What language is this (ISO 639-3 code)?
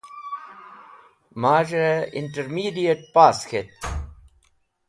wbl